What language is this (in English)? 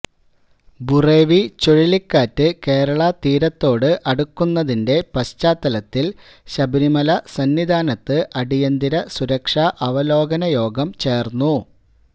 Malayalam